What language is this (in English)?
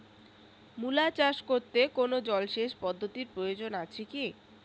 Bangla